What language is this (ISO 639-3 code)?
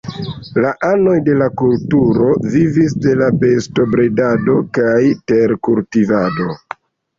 epo